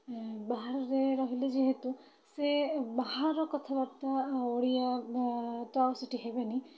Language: Odia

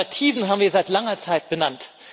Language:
German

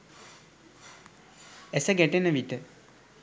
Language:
Sinhala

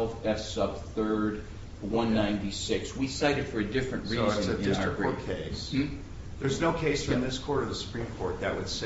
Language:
English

